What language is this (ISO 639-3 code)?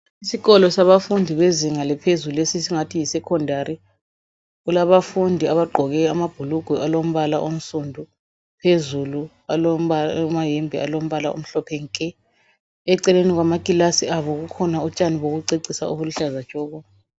nde